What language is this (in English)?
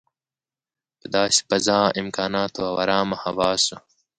Pashto